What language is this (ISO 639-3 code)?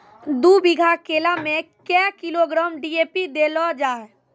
mai